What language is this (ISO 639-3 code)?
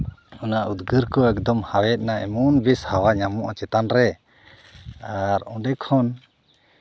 sat